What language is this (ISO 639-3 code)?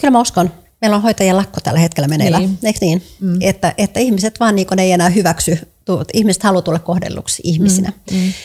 fin